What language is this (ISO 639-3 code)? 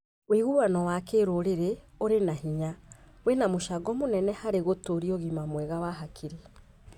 kik